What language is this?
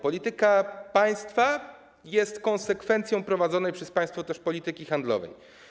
Polish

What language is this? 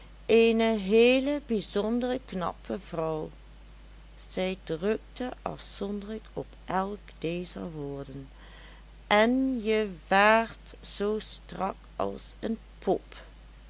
Dutch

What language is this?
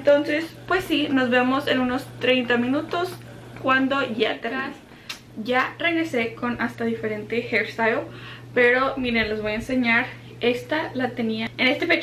Spanish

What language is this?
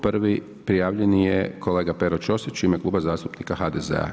Croatian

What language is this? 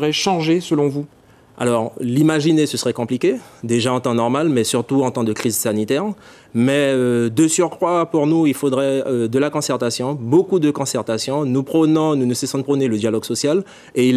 French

